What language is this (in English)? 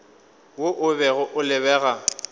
Northern Sotho